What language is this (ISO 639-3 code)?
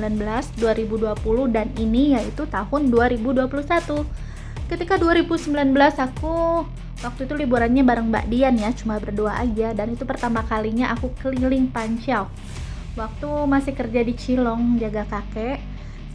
ind